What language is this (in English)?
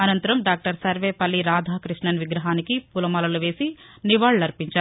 Telugu